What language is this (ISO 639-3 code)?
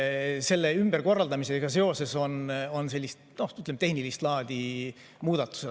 est